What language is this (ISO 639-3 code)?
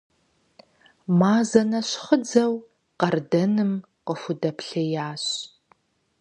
kbd